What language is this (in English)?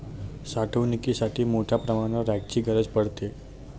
Marathi